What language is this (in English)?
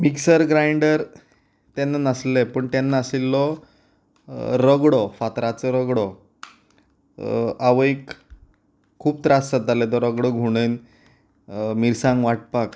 Konkani